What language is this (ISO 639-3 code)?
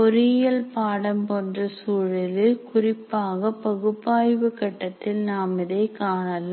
tam